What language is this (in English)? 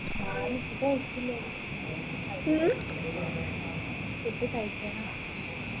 Malayalam